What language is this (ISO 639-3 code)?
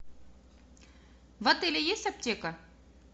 rus